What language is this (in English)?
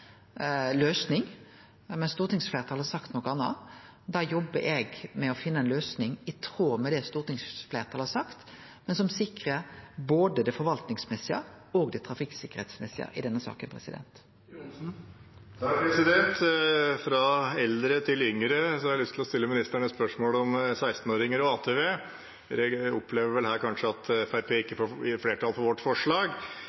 Norwegian